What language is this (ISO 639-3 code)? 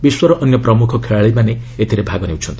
ori